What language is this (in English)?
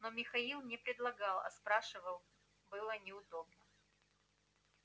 Russian